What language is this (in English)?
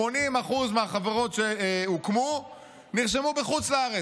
Hebrew